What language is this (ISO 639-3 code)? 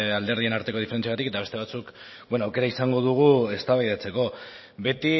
eus